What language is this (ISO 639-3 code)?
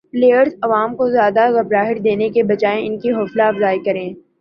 urd